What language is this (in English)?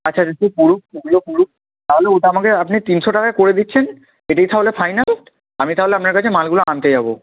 Bangla